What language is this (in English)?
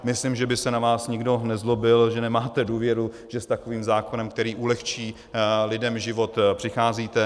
Czech